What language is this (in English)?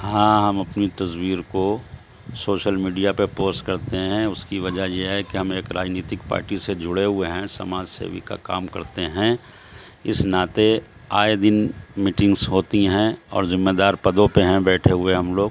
Urdu